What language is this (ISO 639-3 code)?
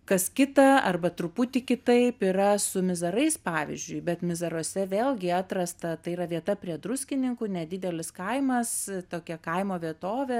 lit